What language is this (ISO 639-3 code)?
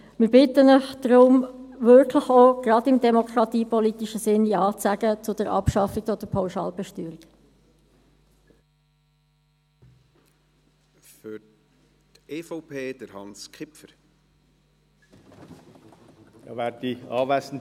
gsw